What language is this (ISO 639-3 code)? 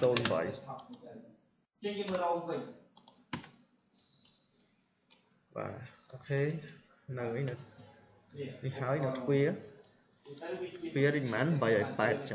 vie